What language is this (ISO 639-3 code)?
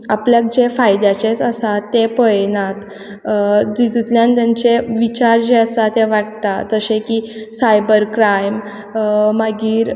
kok